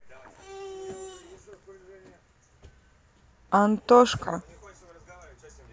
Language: Russian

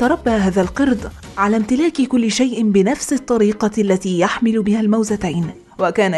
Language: Arabic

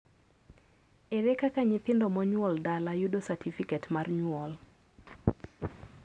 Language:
Luo (Kenya and Tanzania)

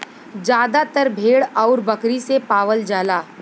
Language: Bhojpuri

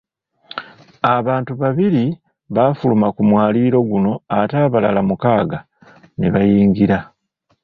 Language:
Ganda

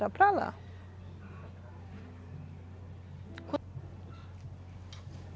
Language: Portuguese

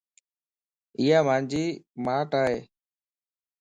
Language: Lasi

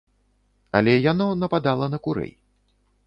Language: Belarusian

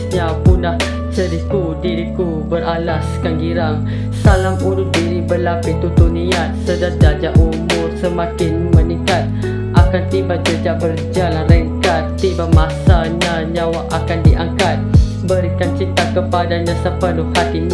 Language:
Malay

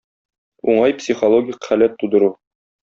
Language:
Tatar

